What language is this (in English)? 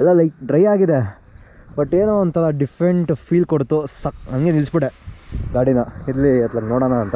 Kannada